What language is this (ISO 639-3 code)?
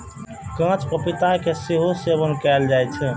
mai